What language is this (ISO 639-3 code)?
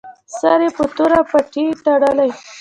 pus